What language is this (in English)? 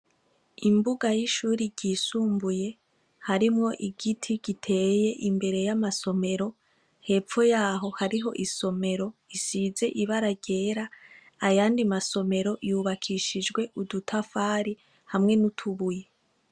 Rundi